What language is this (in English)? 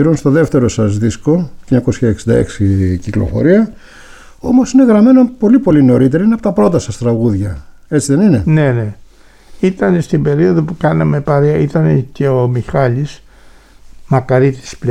Greek